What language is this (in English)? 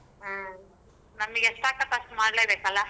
Kannada